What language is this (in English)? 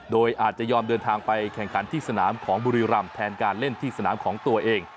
Thai